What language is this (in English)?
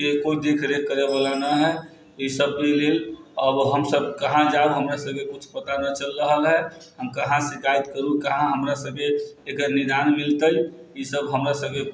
Maithili